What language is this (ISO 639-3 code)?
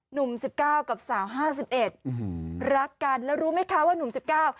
tha